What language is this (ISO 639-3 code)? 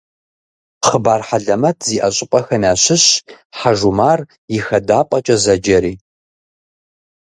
kbd